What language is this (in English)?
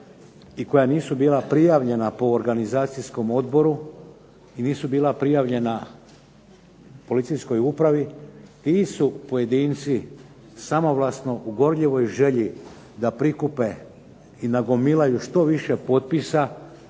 Croatian